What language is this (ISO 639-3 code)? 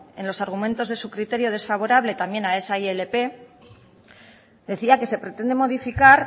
spa